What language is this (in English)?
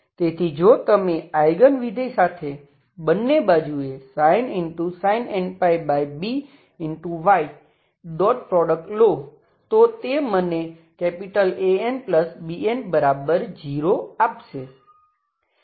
Gujarati